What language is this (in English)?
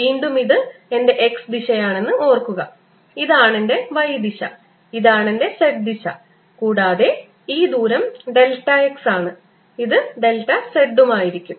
Malayalam